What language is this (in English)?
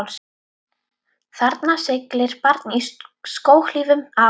Icelandic